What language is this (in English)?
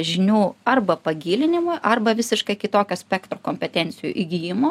Lithuanian